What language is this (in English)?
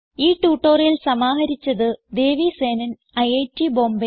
Malayalam